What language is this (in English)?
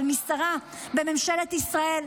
Hebrew